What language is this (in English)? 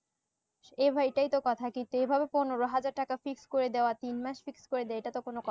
Bangla